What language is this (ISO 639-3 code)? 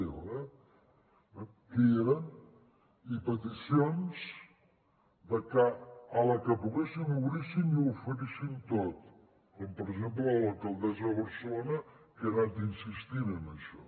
cat